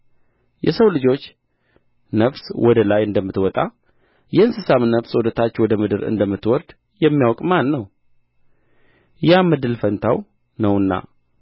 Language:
Amharic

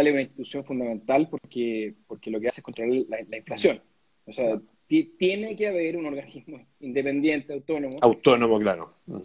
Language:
Spanish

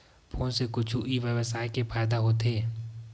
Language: Chhattisgarhi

